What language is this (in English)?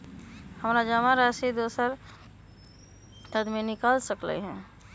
Magahi